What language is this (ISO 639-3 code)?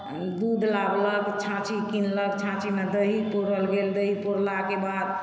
mai